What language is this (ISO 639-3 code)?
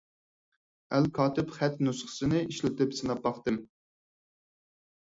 uig